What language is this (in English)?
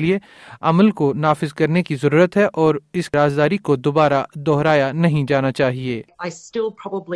Urdu